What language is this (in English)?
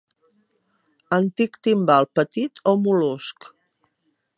Catalan